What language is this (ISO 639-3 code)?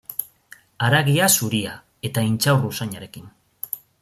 eus